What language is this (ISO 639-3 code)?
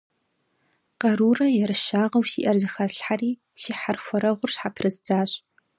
kbd